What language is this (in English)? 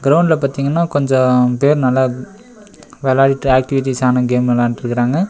Tamil